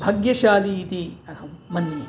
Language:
Sanskrit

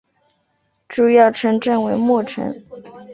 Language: Chinese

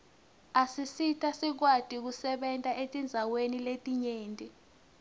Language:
Swati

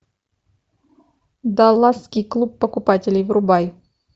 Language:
Russian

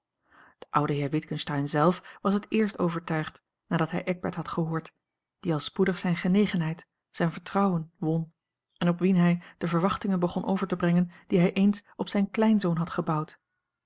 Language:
Dutch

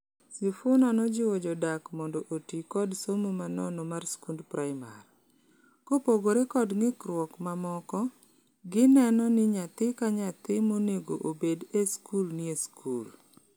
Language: Luo (Kenya and Tanzania)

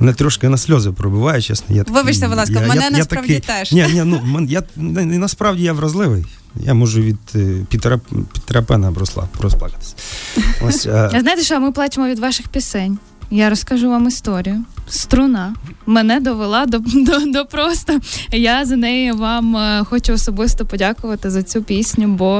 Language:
Ukrainian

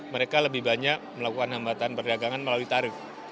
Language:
Indonesian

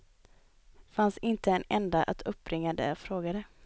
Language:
Swedish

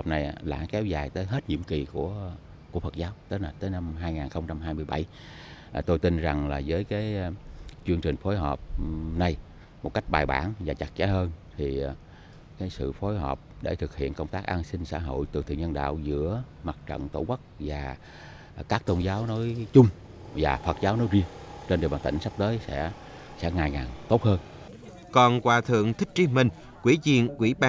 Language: Vietnamese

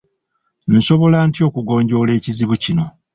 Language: Ganda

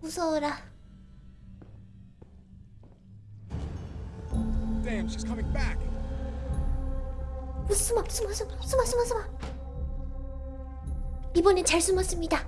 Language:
Korean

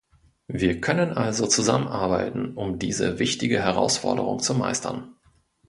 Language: German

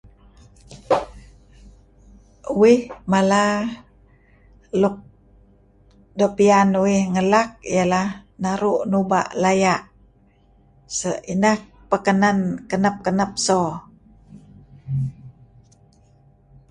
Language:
Kelabit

